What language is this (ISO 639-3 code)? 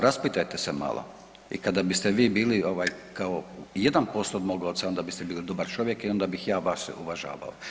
hrv